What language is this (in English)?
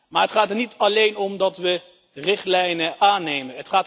Dutch